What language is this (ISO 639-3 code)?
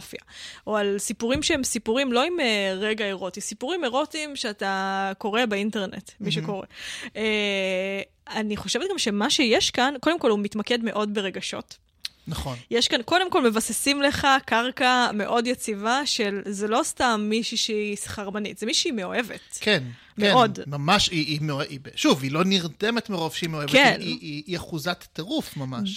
heb